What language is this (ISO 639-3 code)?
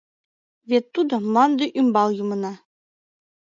chm